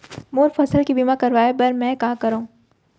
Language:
Chhattisgarhi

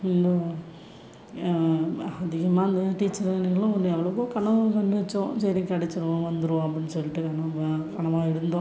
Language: Tamil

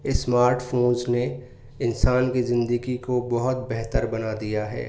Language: Urdu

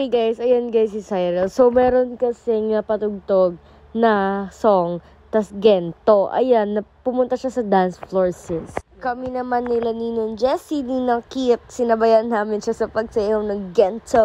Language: Filipino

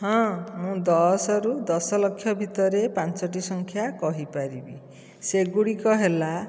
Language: Odia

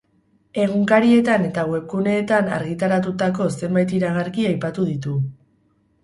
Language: Basque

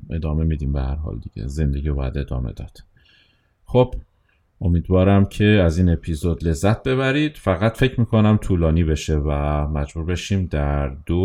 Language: Persian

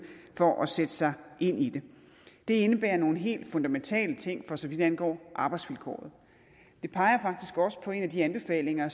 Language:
Danish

